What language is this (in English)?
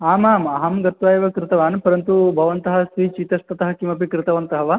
Sanskrit